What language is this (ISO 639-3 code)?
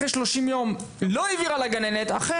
heb